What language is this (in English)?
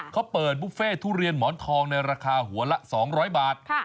Thai